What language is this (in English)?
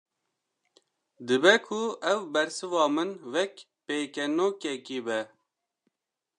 Kurdish